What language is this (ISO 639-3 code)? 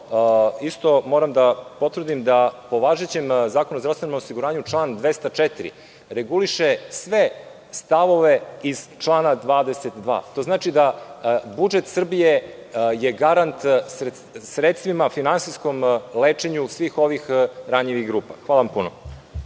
srp